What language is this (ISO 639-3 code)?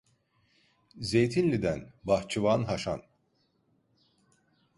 tur